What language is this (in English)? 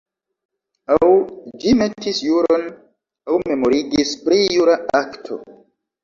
Esperanto